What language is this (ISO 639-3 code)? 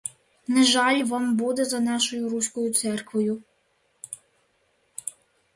ukr